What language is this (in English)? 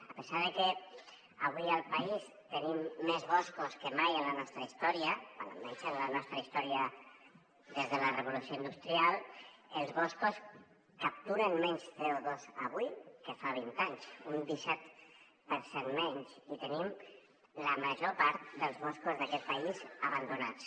Catalan